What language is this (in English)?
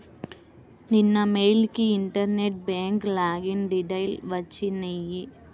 Telugu